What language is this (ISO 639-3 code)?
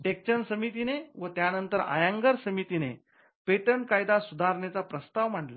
mar